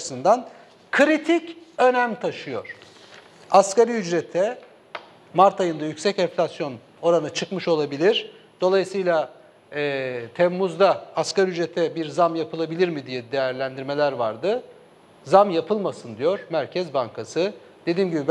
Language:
Turkish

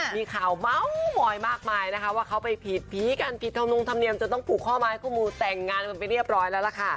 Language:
Thai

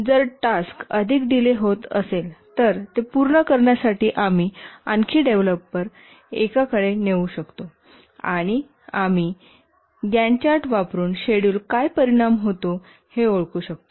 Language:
Marathi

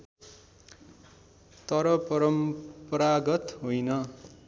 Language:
Nepali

